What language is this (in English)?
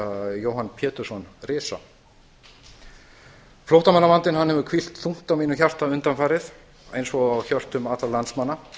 Icelandic